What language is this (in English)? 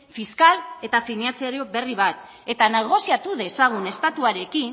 Basque